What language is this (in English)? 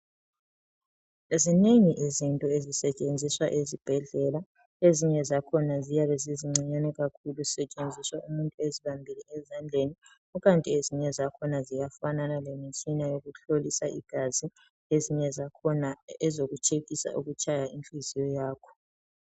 North Ndebele